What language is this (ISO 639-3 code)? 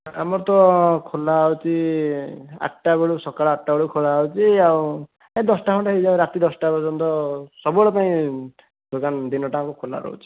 ori